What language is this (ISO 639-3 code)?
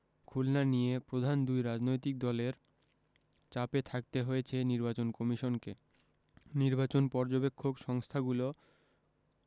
ben